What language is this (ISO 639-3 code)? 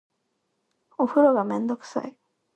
jpn